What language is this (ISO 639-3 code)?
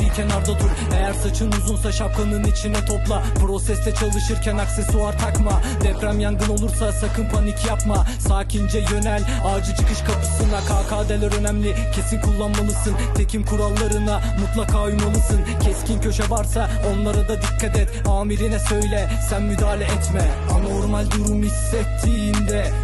tur